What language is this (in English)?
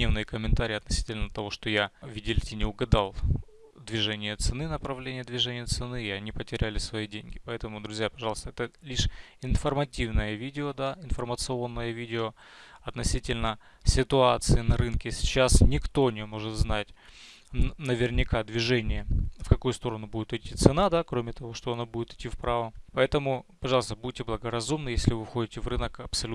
Russian